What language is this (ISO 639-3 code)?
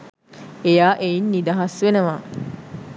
sin